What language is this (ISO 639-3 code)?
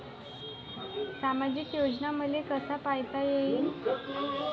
mar